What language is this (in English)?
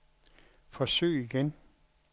Danish